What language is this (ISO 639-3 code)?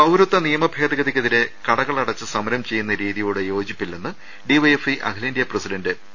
mal